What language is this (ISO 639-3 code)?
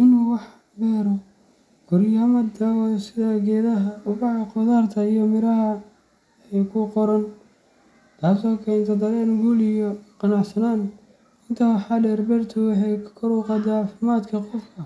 som